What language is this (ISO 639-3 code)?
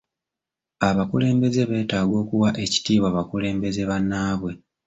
lug